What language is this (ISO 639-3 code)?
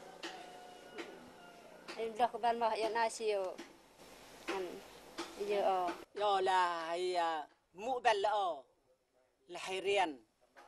vie